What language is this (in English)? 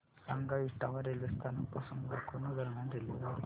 Marathi